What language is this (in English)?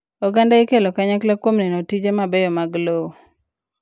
Luo (Kenya and Tanzania)